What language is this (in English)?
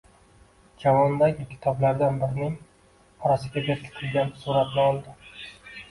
Uzbek